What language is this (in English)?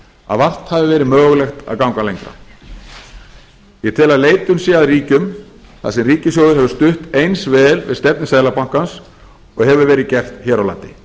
Icelandic